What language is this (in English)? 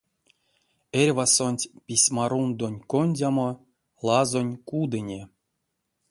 Erzya